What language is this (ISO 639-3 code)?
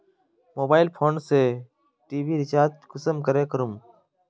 mag